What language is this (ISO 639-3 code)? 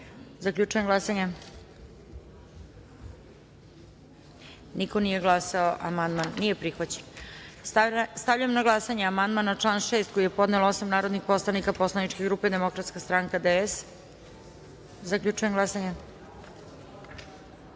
srp